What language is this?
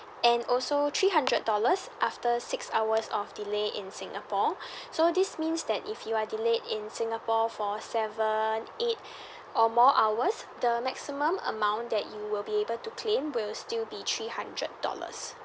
English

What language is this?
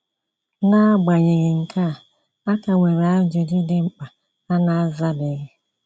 Igbo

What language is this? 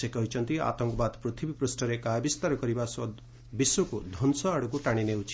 Odia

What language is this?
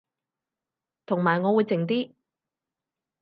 Cantonese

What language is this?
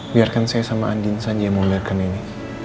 Indonesian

